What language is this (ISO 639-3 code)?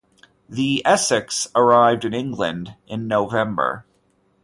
eng